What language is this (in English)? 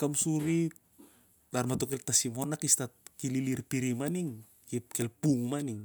Siar-Lak